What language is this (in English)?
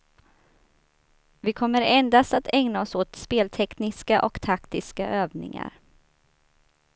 Swedish